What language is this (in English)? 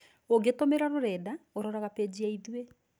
Kikuyu